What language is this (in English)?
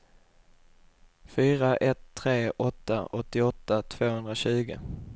Swedish